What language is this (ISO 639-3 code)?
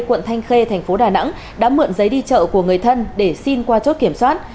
vie